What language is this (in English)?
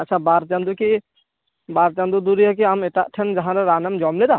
Santali